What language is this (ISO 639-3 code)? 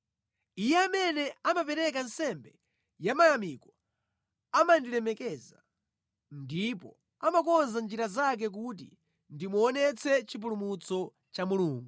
nya